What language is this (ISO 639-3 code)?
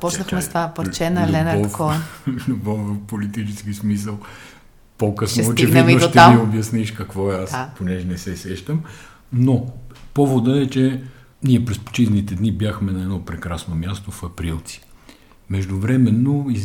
bul